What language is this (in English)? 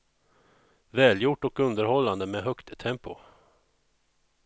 Swedish